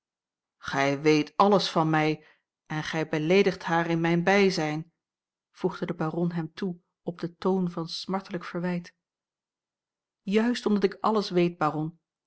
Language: Dutch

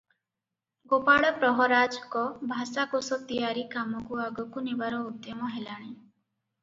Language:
Odia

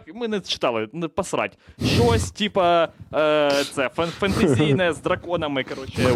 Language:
Ukrainian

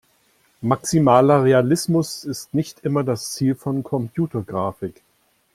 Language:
German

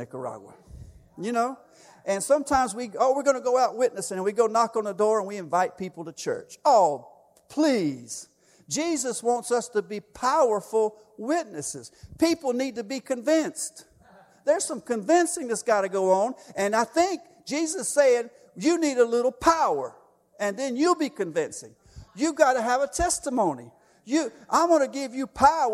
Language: English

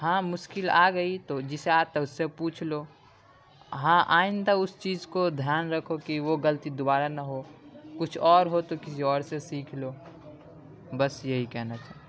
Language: Urdu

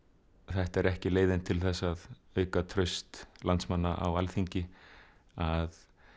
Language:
Icelandic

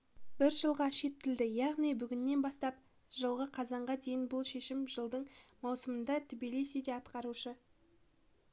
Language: Kazakh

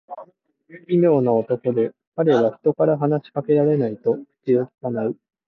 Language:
Japanese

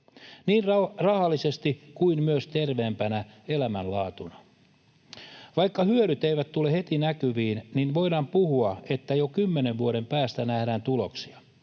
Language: Finnish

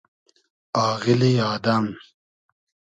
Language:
Hazaragi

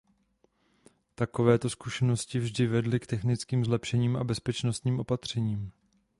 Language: Czech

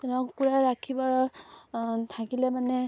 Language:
Assamese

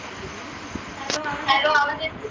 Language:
Marathi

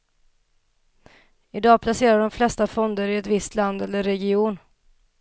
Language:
Swedish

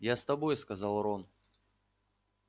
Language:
Russian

